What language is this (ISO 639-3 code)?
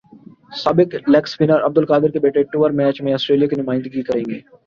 urd